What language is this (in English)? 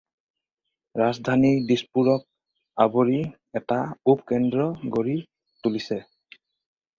Assamese